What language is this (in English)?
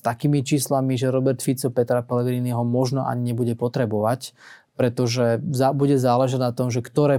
Slovak